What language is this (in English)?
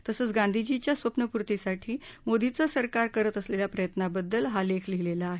Marathi